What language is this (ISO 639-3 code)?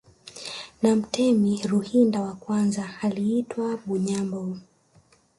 swa